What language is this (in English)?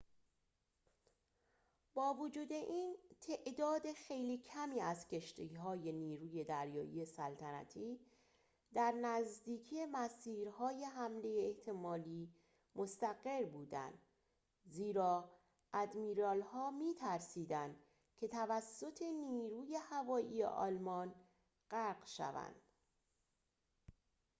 Persian